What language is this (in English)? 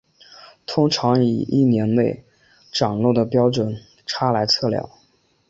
Chinese